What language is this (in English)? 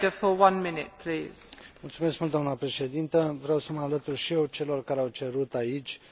Romanian